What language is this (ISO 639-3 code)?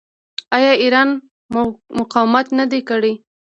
pus